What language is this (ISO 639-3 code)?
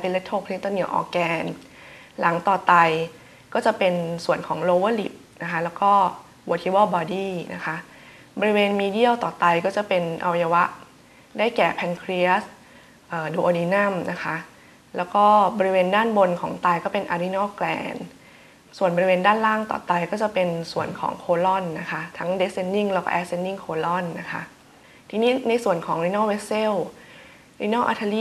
tha